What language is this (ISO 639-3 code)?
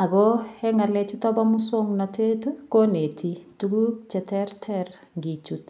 kln